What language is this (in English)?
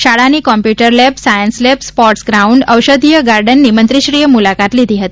Gujarati